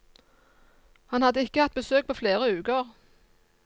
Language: Norwegian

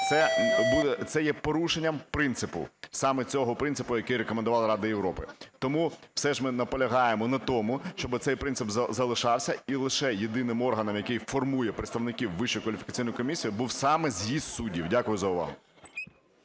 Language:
Ukrainian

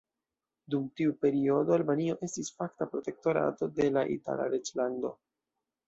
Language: Esperanto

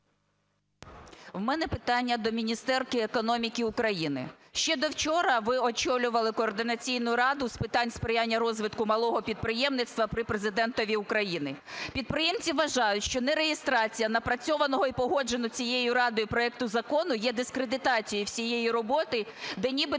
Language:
Ukrainian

